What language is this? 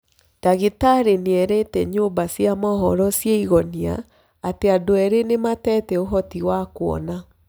Kikuyu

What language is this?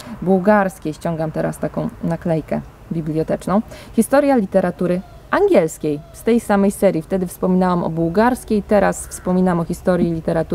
Polish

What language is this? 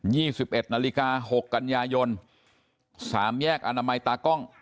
Thai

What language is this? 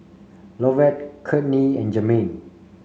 English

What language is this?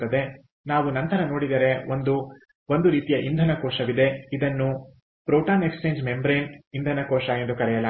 Kannada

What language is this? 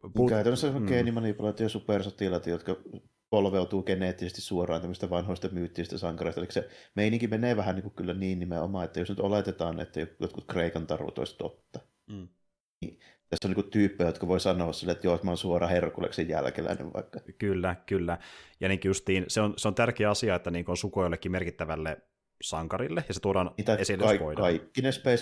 Finnish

